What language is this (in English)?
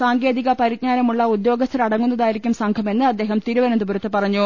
Malayalam